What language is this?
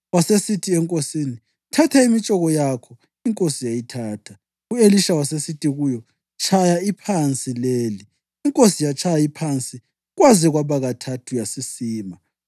North Ndebele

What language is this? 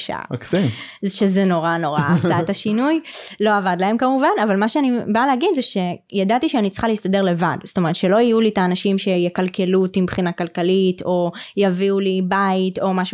Hebrew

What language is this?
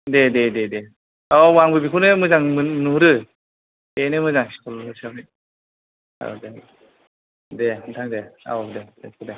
Bodo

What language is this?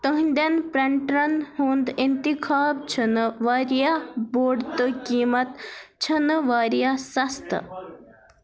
Kashmiri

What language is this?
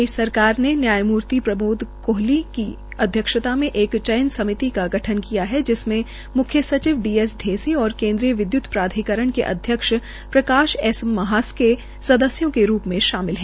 Hindi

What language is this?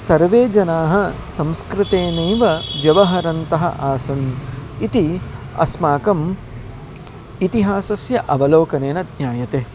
Sanskrit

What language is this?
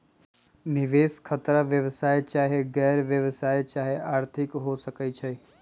Magahi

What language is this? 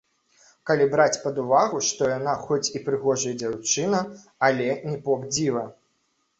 Belarusian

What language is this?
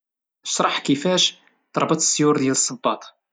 Moroccan Arabic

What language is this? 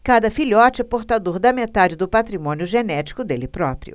Portuguese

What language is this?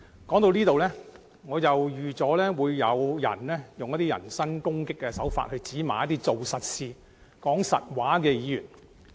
Cantonese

